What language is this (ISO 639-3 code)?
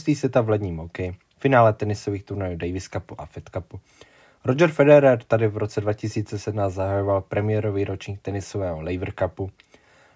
ces